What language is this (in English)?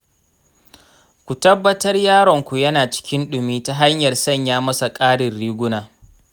Hausa